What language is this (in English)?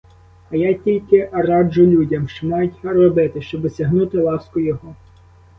Ukrainian